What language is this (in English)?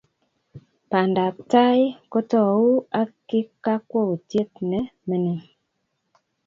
Kalenjin